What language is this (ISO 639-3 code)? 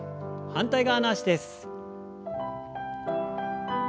jpn